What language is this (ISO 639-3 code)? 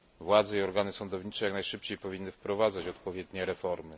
pol